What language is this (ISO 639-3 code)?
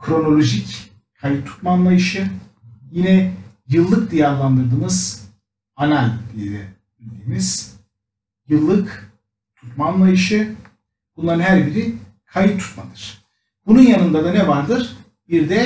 tur